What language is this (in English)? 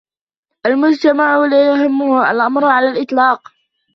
Arabic